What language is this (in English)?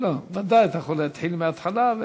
Hebrew